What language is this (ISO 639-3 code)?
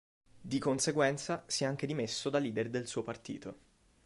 ita